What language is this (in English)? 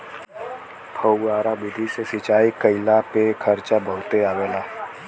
Bhojpuri